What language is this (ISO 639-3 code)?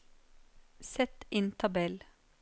nor